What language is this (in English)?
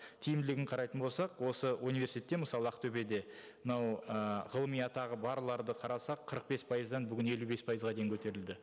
Kazakh